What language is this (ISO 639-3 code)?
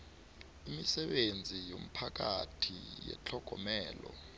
nbl